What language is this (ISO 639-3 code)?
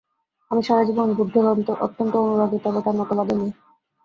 ben